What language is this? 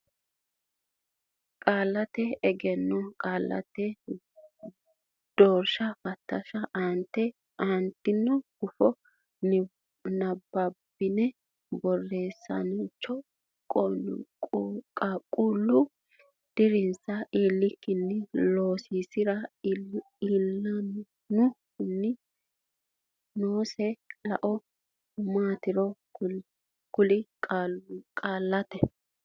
Sidamo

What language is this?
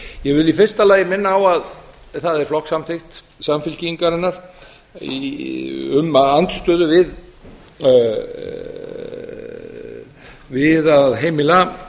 Icelandic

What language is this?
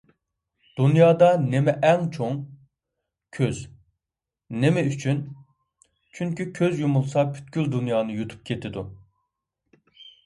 Uyghur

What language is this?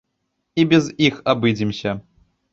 Belarusian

